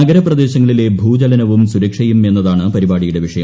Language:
Malayalam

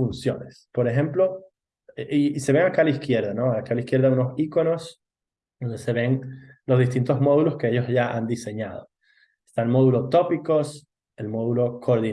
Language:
Spanish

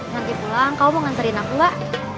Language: Indonesian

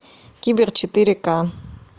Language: Russian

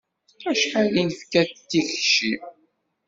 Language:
Kabyle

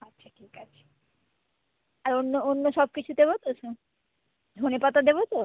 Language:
Bangla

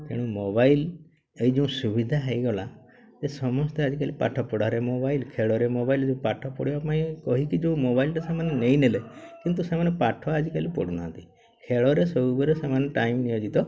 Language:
Odia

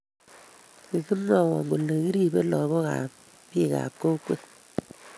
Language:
Kalenjin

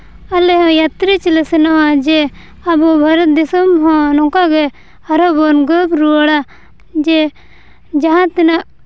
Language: Santali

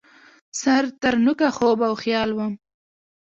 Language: Pashto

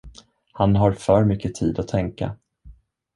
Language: Swedish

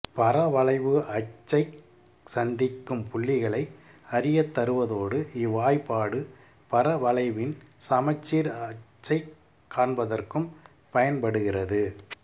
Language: Tamil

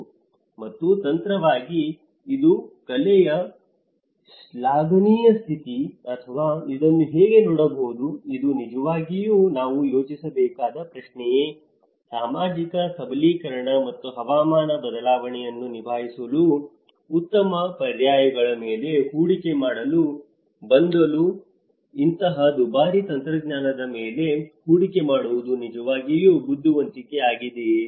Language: Kannada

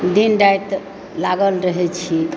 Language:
Maithili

